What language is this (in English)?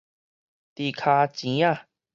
Min Nan Chinese